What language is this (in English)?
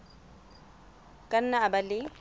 Southern Sotho